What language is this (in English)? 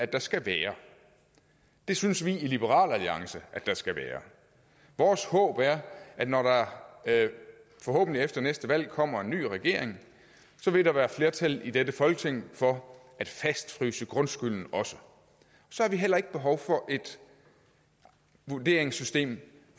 Danish